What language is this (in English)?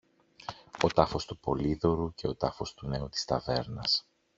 Greek